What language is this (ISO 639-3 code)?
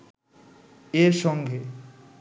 ben